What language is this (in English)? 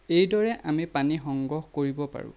Assamese